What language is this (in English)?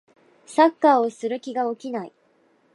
Japanese